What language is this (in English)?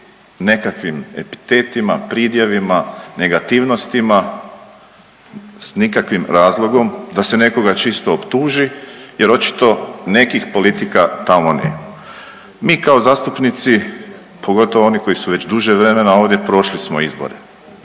Croatian